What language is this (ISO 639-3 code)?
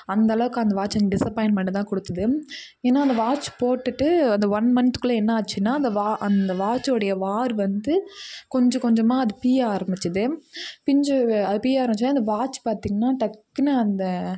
tam